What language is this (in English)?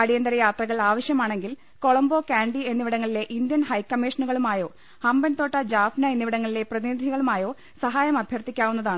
Malayalam